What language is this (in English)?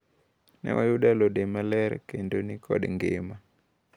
Luo (Kenya and Tanzania)